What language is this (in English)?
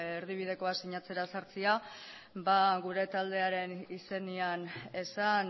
Basque